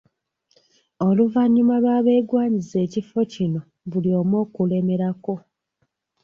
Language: Ganda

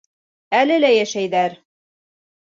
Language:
Bashkir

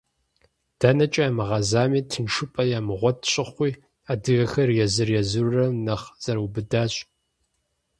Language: Kabardian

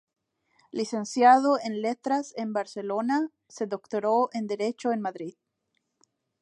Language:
Spanish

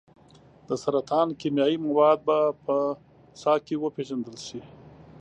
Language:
Pashto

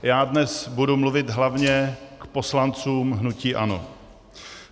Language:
Czech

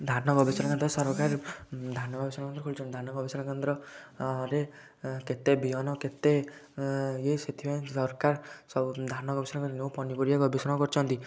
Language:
Odia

